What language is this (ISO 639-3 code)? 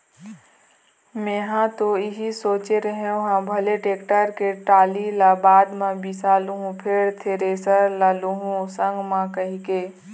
hne